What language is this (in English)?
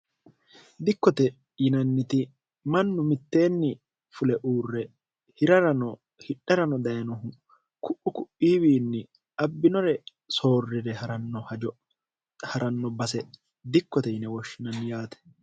Sidamo